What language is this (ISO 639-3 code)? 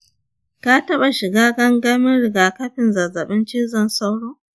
hau